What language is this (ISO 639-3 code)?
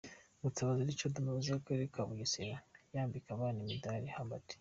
kin